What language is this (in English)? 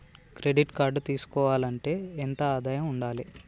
Telugu